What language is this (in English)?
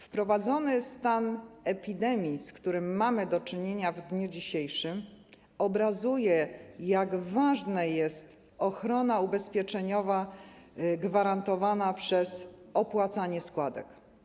Polish